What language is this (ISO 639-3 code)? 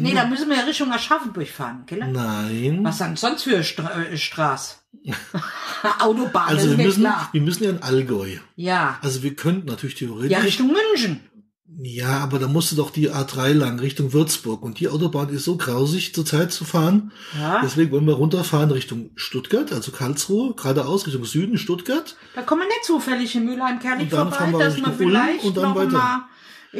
deu